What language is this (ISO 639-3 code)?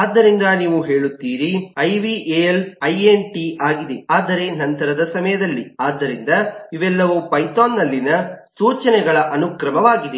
kan